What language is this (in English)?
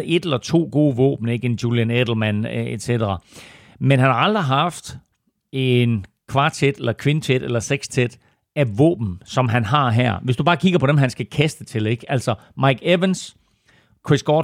Danish